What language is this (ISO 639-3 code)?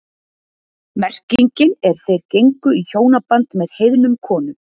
isl